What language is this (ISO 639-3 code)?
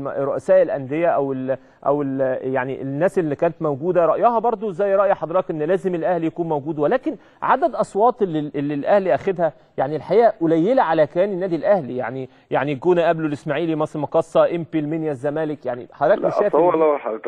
ara